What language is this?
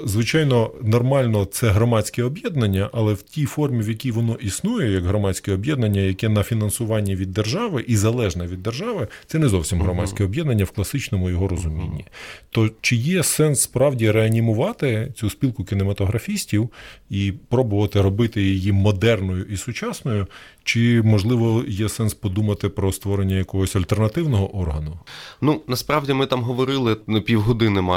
Ukrainian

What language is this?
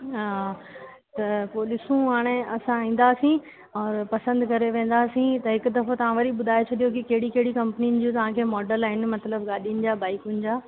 Sindhi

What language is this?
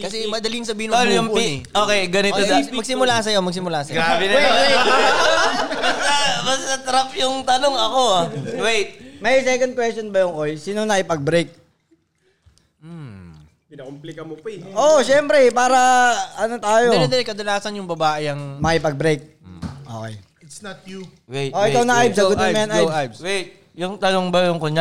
Filipino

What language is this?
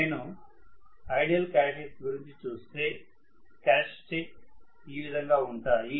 Telugu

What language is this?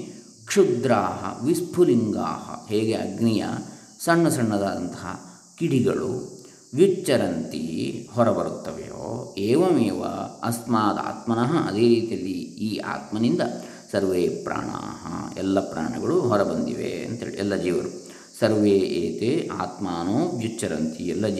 Kannada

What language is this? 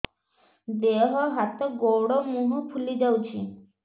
Odia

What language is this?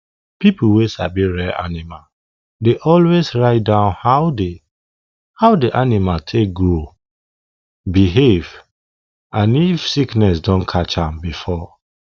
Nigerian Pidgin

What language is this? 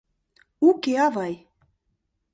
Mari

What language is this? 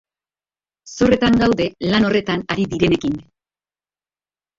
Basque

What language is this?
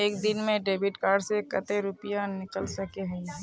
Magahi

